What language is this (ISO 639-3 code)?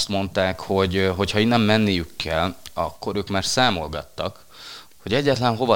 hun